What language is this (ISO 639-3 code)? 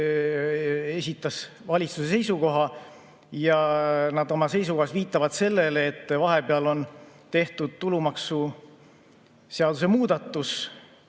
est